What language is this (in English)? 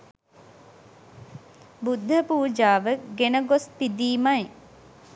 Sinhala